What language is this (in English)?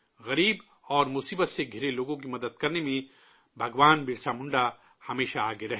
Urdu